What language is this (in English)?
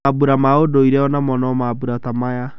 Kikuyu